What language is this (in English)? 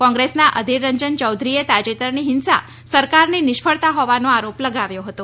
Gujarati